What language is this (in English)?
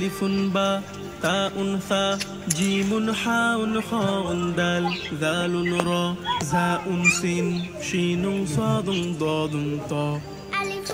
Arabic